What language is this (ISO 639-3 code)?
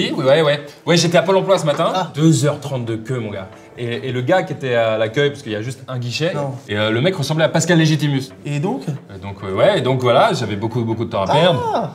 fra